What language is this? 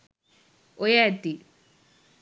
Sinhala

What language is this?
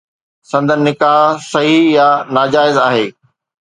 Sindhi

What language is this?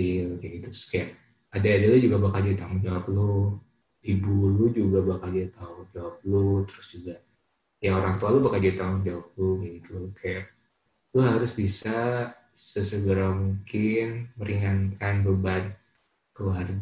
Indonesian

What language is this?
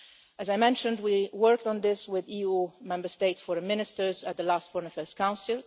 English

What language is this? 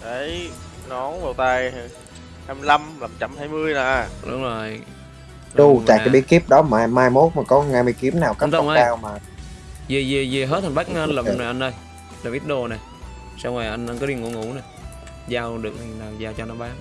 Vietnamese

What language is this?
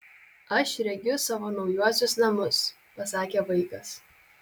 Lithuanian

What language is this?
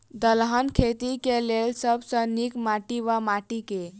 Maithili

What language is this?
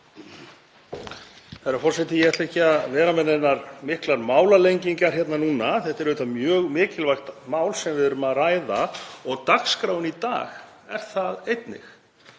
Icelandic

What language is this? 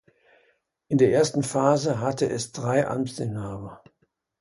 German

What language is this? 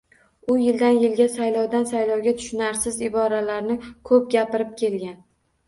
Uzbek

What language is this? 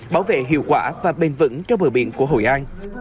Vietnamese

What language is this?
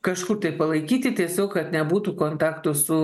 Lithuanian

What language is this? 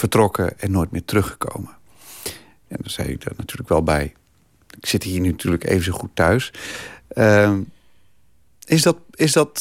Dutch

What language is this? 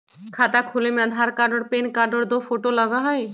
Magahi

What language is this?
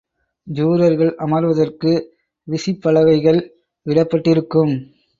Tamil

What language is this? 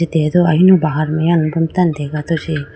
Idu-Mishmi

